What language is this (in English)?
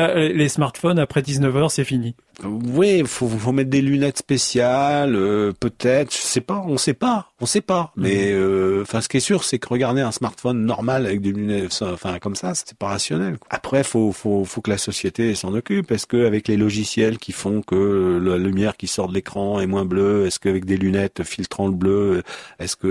French